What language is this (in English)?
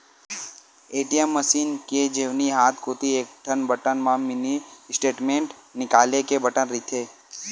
Chhattisgarhi